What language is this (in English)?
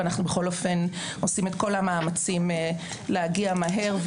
Hebrew